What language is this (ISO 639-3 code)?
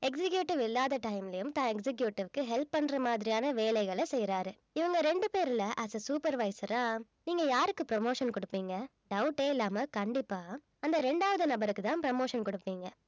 tam